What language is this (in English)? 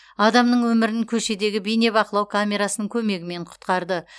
Kazakh